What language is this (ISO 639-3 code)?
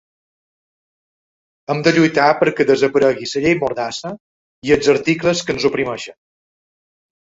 cat